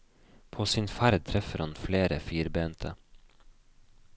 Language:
Norwegian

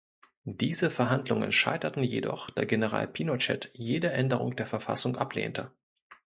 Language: German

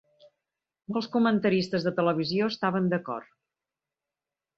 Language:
Catalan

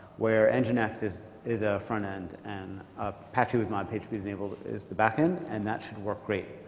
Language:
English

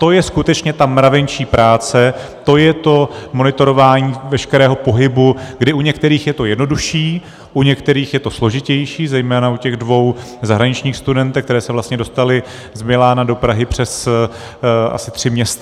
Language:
Czech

